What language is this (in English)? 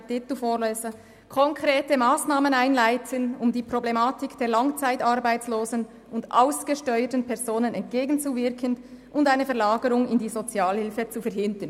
Swiss German